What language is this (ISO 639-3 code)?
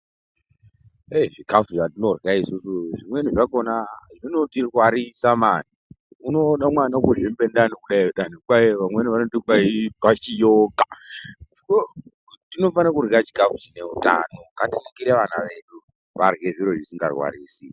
ndc